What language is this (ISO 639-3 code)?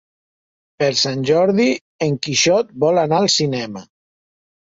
cat